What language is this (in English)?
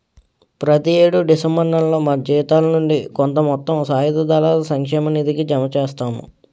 Telugu